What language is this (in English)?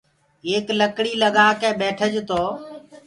Gurgula